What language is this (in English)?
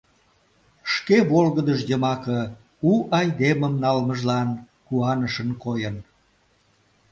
Mari